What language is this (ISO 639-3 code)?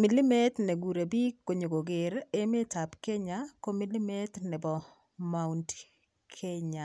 kln